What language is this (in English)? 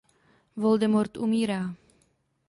Czech